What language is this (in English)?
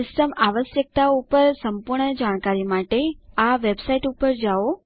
Gujarati